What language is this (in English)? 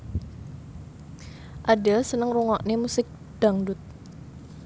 Javanese